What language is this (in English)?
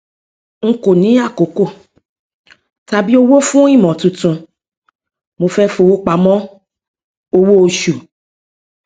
Yoruba